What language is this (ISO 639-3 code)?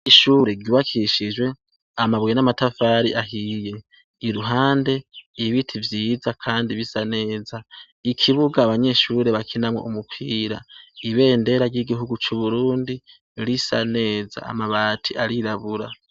run